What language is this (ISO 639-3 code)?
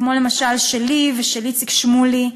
heb